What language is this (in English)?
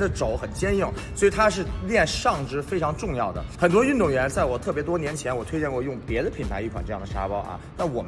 Chinese